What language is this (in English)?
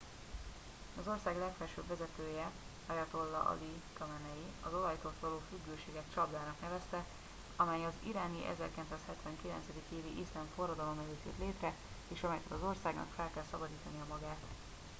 Hungarian